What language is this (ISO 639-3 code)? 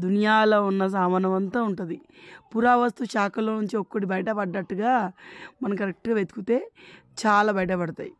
tel